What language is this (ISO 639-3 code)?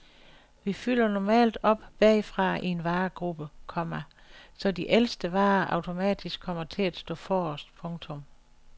dan